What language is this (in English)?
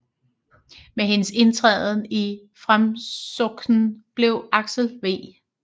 Danish